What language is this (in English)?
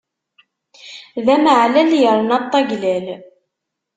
Kabyle